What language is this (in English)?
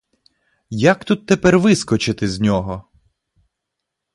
Ukrainian